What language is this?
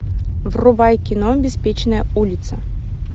Russian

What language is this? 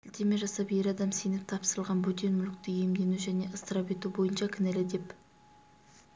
Kazakh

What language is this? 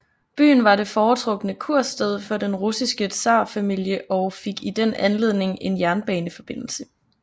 Danish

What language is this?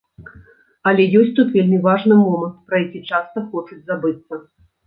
Belarusian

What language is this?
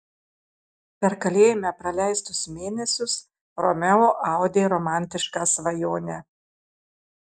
Lithuanian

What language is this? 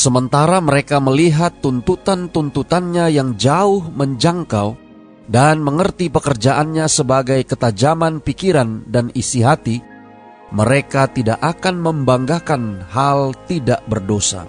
Indonesian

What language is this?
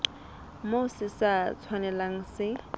Southern Sotho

